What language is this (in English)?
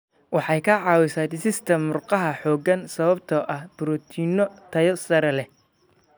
Somali